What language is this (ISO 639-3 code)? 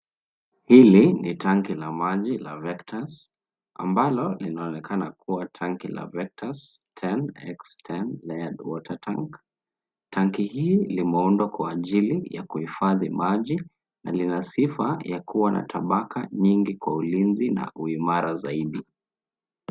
swa